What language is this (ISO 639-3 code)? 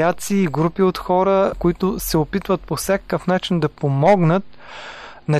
bul